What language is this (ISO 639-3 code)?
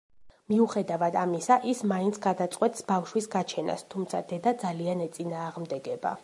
kat